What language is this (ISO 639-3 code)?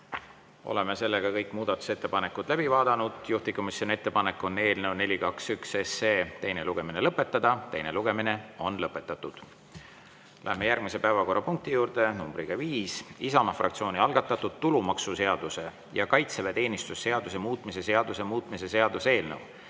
est